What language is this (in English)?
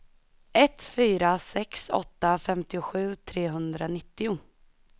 Swedish